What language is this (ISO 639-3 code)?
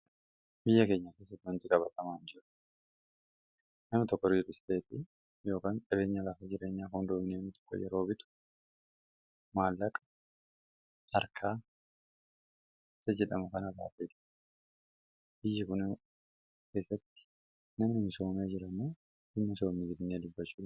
orm